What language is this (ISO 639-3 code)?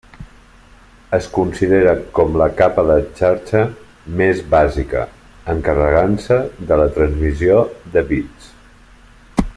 cat